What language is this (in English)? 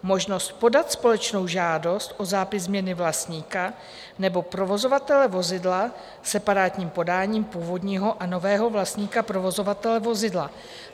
Czech